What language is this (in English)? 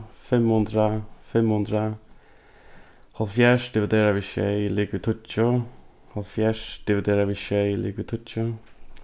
Faroese